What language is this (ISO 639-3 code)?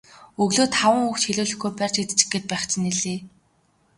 mon